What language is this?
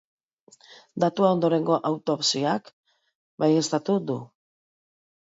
Basque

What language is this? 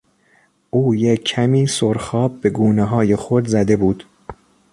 Persian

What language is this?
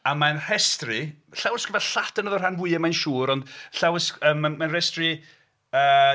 Welsh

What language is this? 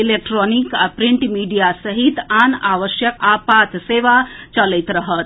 Maithili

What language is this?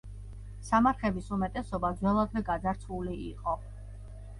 Georgian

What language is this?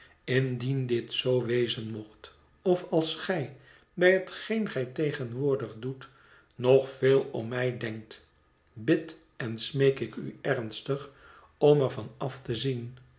Dutch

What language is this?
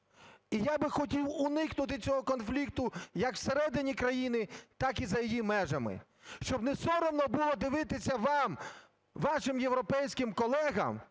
Ukrainian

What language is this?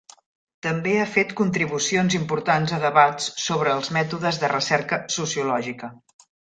Catalan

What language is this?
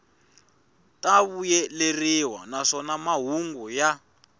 Tsonga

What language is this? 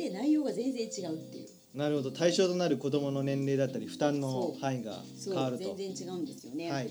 Japanese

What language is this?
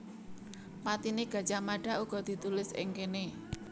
Javanese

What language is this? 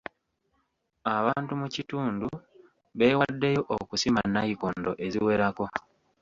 Ganda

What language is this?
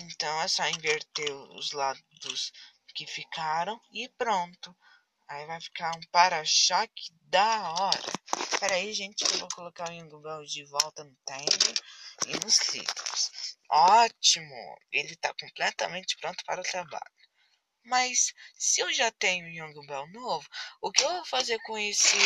Portuguese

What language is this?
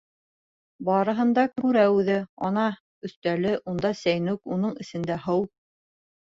Bashkir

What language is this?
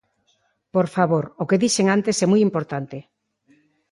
Galician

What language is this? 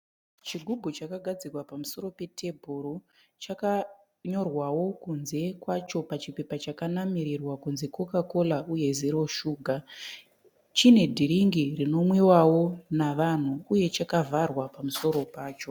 Shona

